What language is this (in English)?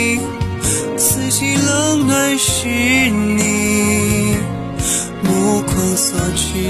Chinese